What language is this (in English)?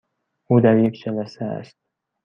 Persian